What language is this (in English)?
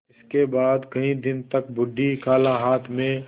Hindi